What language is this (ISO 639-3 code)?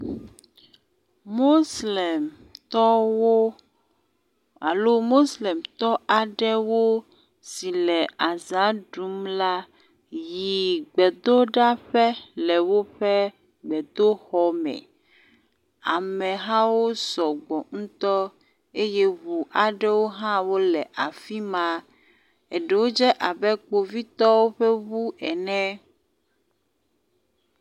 ewe